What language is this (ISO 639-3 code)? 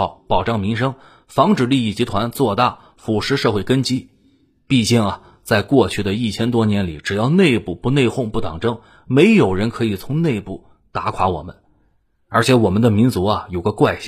zho